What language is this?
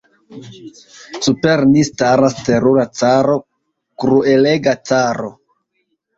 Esperanto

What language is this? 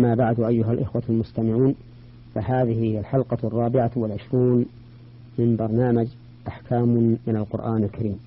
Arabic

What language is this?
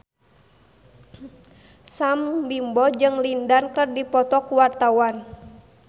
Sundanese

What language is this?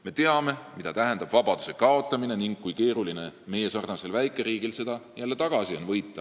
Estonian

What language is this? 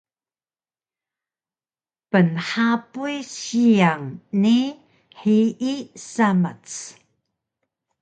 Taroko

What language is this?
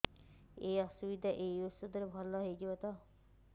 Odia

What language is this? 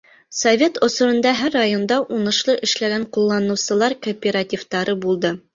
Bashkir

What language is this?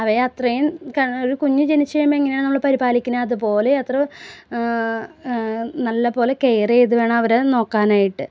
Malayalam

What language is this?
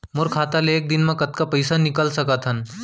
Chhattisgarhi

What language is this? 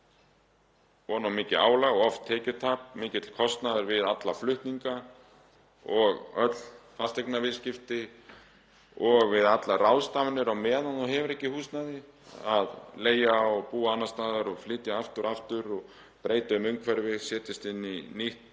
Icelandic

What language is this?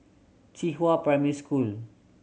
English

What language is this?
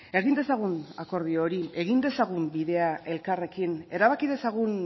Basque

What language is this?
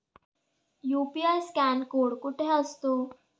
Marathi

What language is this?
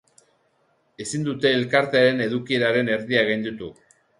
Basque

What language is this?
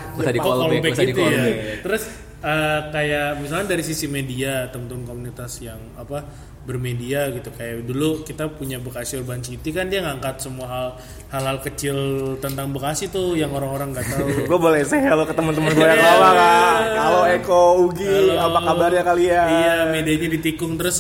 Indonesian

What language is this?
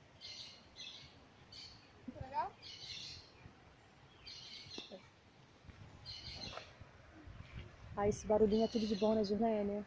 Portuguese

